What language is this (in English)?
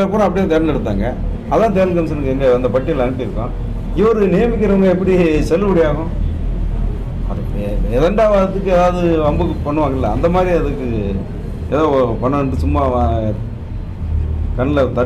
Arabic